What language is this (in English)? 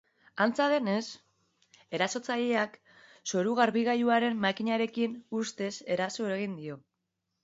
Basque